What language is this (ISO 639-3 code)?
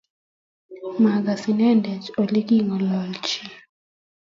kln